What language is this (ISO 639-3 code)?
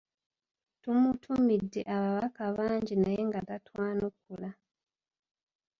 lug